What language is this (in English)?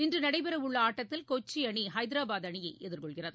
Tamil